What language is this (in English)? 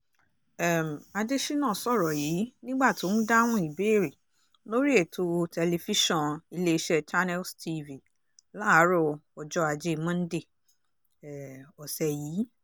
Yoruba